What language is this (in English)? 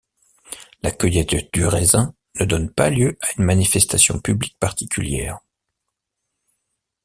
French